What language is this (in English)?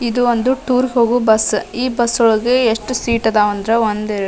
Kannada